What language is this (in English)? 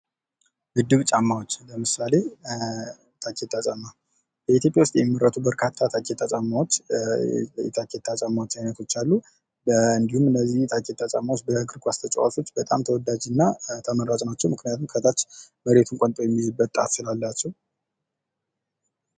Amharic